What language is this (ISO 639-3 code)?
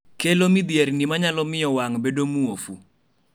luo